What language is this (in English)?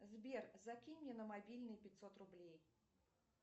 Russian